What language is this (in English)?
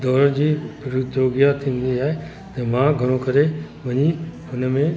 Sindhi